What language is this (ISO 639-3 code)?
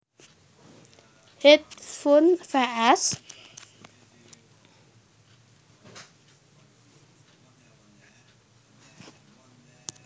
jav